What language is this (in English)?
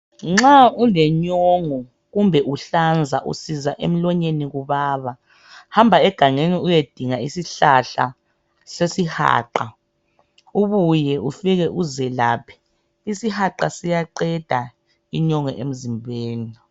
North Ndebele